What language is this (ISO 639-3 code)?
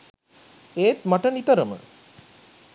sin